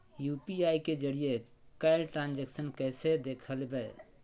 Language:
Magahi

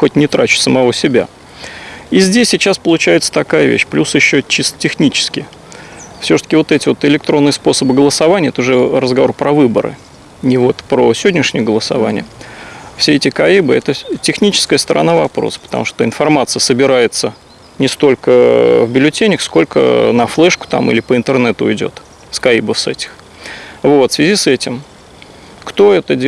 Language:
Russian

